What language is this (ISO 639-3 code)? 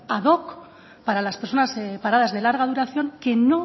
spa